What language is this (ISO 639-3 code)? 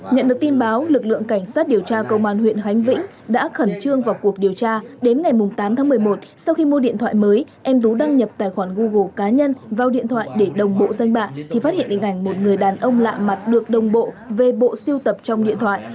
vie